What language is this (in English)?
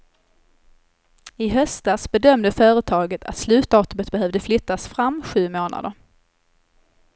Swedish